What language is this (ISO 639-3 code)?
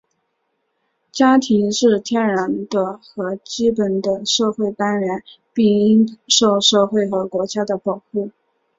zho